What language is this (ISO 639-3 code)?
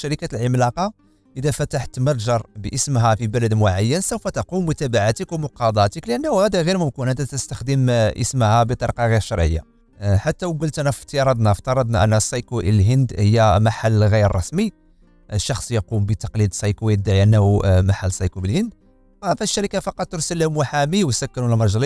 ara